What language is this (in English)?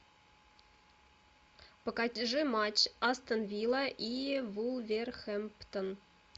Russian